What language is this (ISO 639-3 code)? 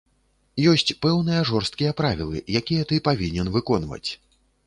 bel